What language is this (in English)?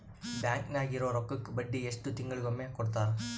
Kannada